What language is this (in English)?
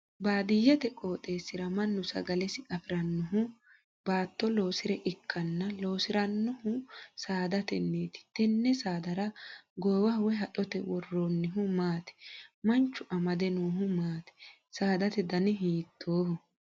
Sidamo